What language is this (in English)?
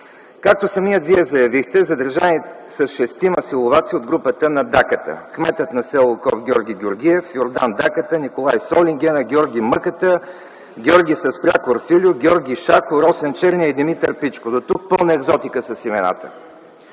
Bulgarian